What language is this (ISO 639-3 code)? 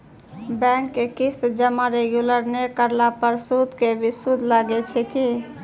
mai